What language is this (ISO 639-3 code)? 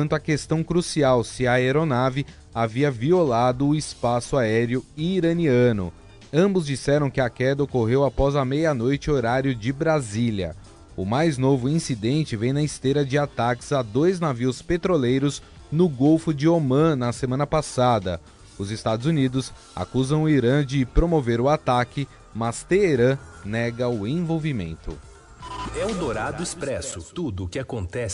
por